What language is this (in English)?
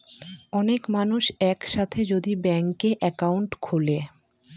Bangla